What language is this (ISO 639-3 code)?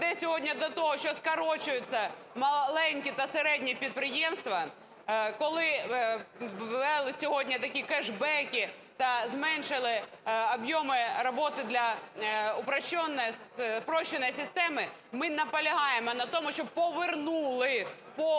ukr